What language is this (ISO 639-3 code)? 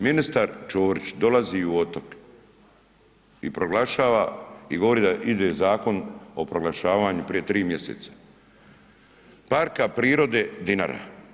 hrv